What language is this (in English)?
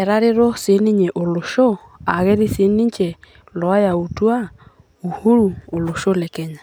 Masai